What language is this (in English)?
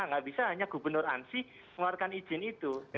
Indonesian